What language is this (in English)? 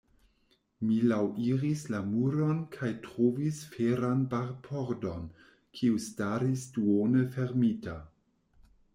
Esperanto